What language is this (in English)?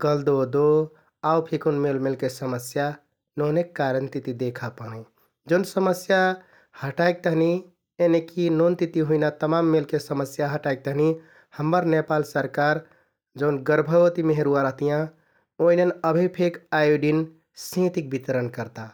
Kathoriya Tharu